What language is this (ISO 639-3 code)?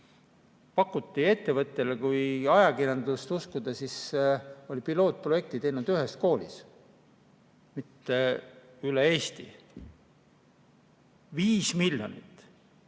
est